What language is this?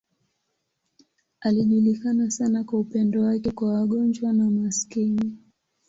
Swahili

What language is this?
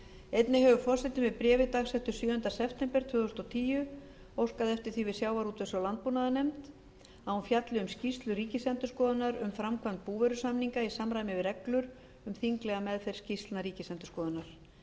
Icelandic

